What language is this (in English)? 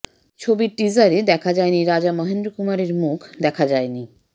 Bangla